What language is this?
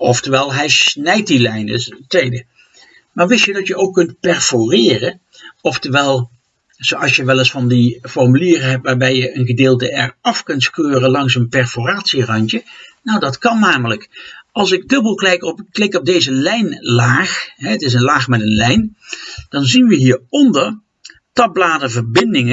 Dutch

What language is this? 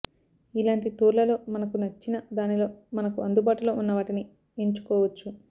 Telugu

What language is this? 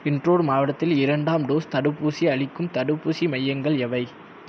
Tamil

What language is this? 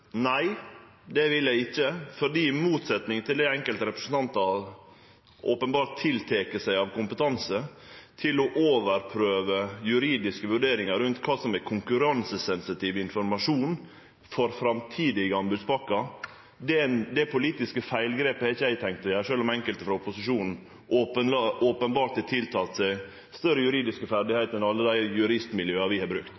Norwegian Nynorsk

